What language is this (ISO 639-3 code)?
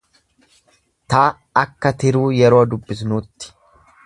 orm